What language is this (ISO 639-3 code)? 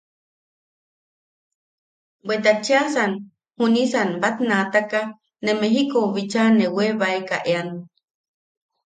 yaq